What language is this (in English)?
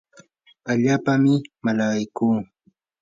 Yanahuanca Pasco Quechua